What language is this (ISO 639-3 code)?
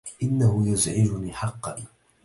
ara